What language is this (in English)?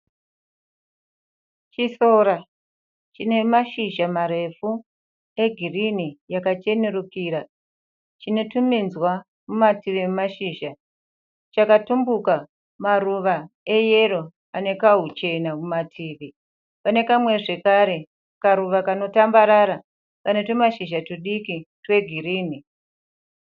Shona